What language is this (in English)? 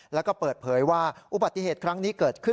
Thai